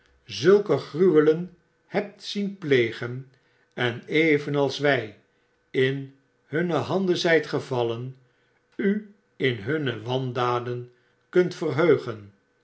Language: Dutch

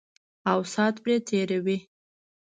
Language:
Pashto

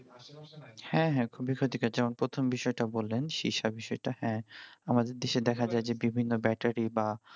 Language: Bangla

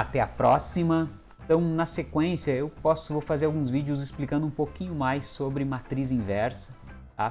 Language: Portuguese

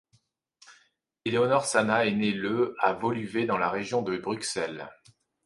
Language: French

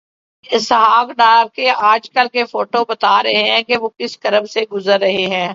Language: Urdu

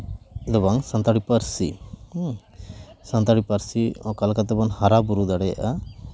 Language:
Santali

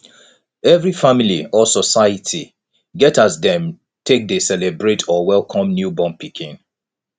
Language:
Nigerian Pidgin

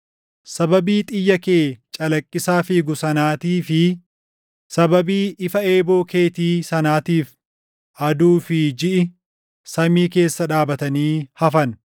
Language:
Oromo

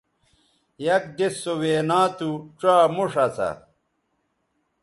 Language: Bateri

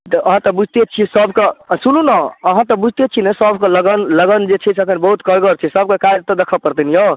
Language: Maithili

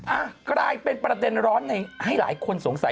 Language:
Thai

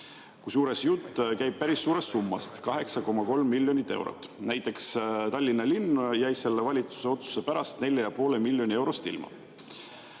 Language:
Estonian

